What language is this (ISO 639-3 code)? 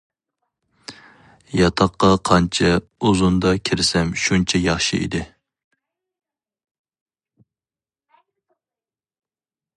uig